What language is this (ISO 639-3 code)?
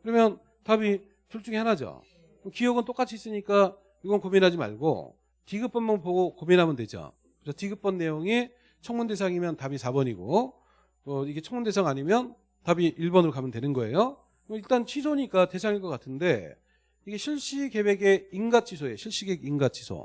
kor